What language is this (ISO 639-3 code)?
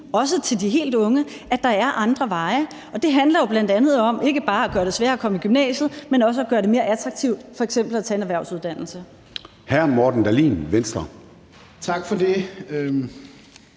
dan